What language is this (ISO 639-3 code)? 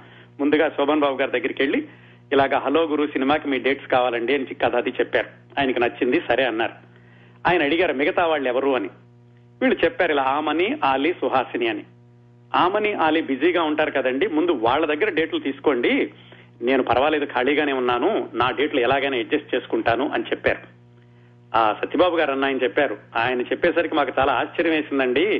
tel